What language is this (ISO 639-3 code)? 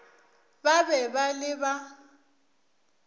nso